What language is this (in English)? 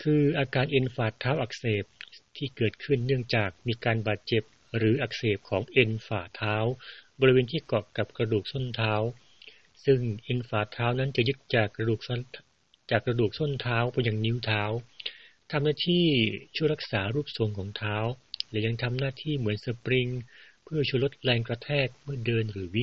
Thai